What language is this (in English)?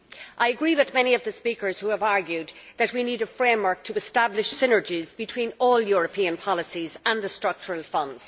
English